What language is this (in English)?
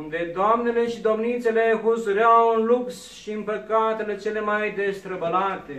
Romanian